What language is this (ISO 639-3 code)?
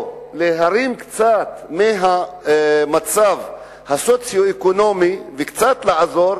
heb